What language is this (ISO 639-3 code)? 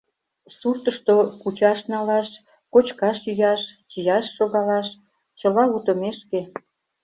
chm